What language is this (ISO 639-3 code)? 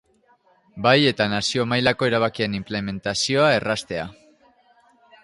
eus